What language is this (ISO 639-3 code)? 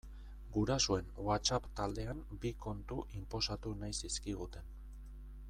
eus